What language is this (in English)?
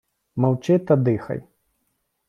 Ukrainian